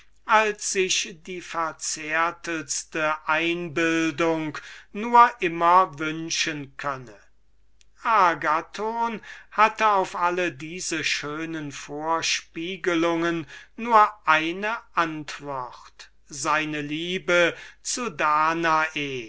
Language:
German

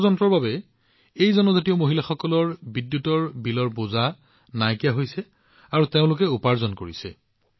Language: Assamese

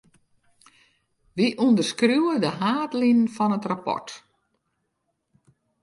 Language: Western Frisian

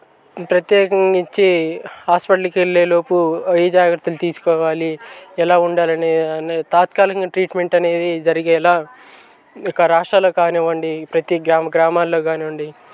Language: Telugu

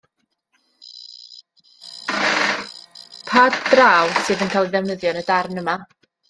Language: Welsh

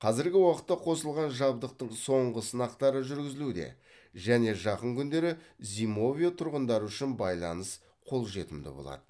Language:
Kazakh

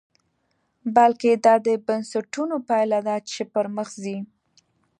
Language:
Pashto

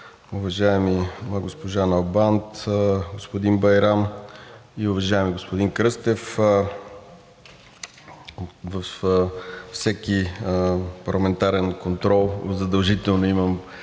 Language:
Bulgarian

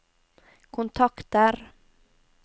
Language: Norwegian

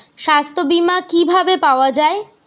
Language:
Bangla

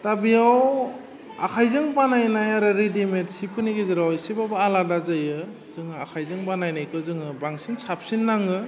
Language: Bodo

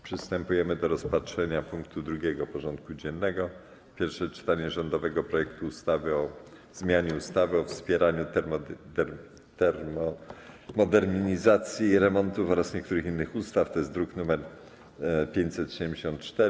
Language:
Polish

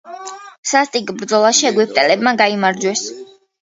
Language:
Georgian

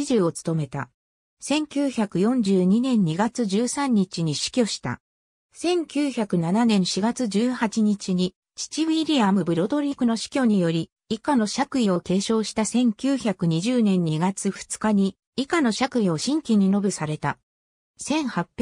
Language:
Japanese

